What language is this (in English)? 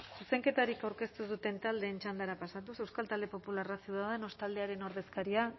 Basque